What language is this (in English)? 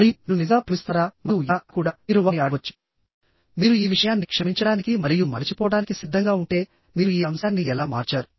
Telugu